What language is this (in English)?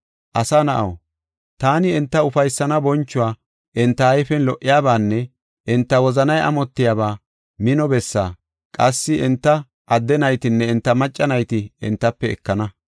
Gofa